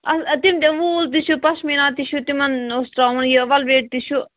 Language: Kashmiri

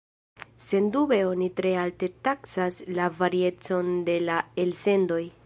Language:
Esperanto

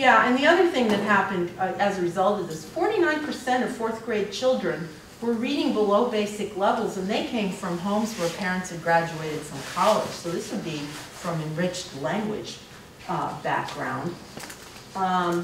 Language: English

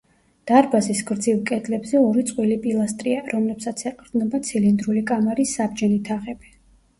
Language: Georgian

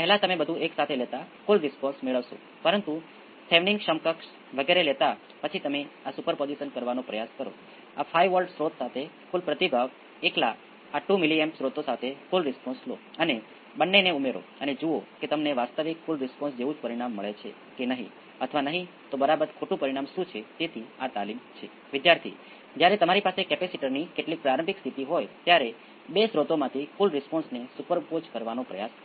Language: Gujarati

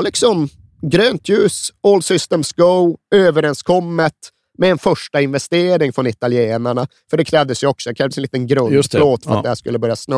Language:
Swedish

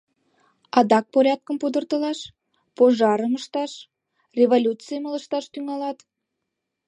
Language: Mari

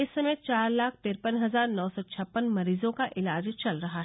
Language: Hindi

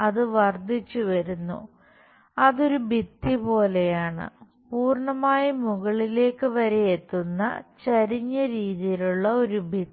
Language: Malayalam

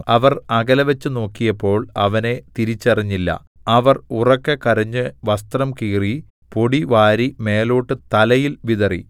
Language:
Malayalam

